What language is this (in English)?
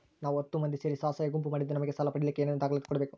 Kannada